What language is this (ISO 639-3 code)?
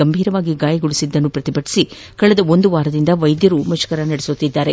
kan